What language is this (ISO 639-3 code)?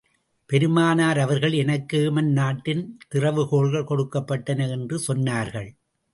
tam